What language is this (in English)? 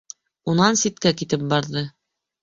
Bashkir